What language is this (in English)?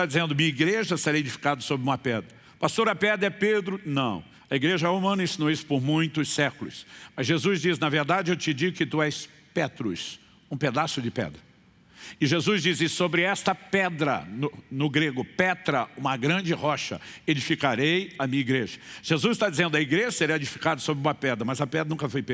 Portuguese